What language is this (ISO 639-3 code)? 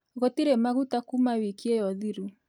kik